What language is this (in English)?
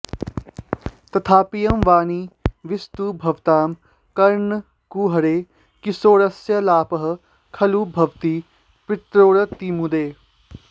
Sanskrit